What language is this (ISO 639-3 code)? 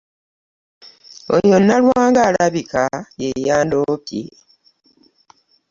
lug